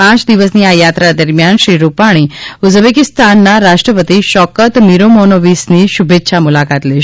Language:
Gujarati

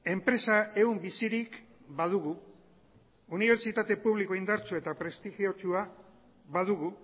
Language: Basque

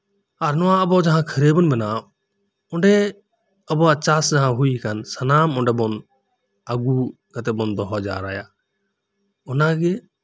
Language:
Santali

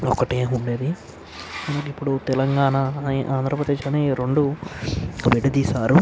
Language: Telugu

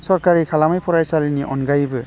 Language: Bodo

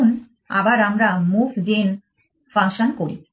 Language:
Bangla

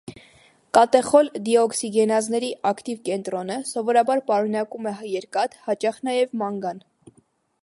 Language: Armenian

